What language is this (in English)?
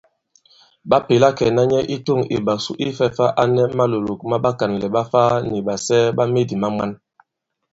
Bankon